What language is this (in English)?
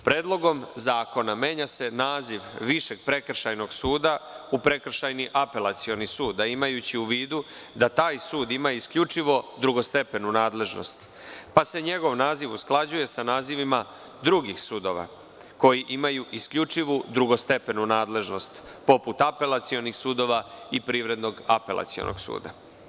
Serbian